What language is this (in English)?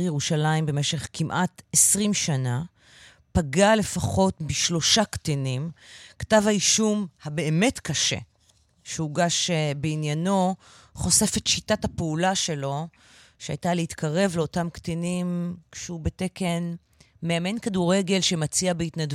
Hebrew